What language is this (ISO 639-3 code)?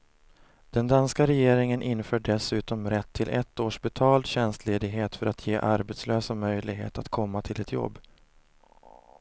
swe